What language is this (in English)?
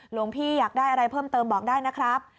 Thai